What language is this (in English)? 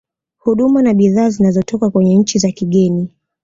Swahili